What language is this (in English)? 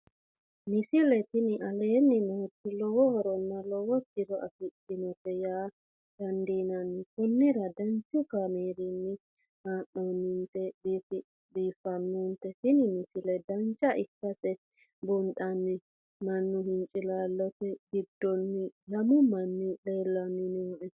Sidamo